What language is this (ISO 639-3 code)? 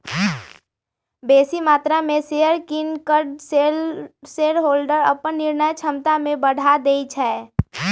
mag